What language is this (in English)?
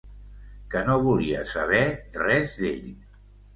Catalan